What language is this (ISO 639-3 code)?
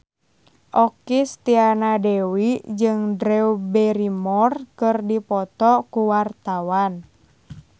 sun